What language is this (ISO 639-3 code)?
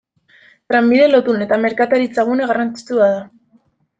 eus